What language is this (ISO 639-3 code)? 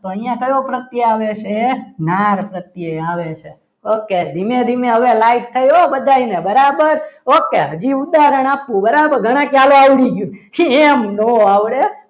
guj